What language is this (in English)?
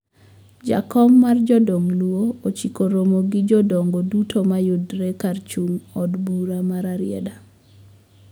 Luo (Kenya and Tanzania)